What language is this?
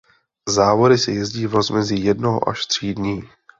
Czech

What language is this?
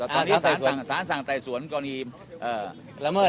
Thai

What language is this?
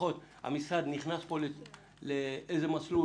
Hebrew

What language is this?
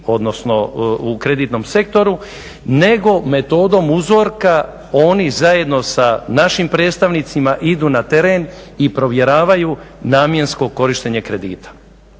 Croatian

